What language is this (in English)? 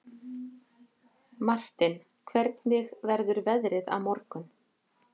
Icelandic